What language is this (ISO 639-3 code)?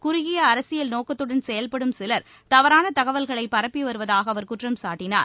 tam